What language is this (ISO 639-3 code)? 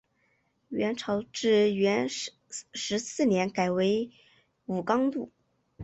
zho